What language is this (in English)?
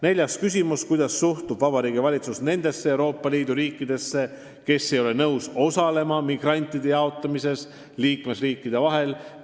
Estonian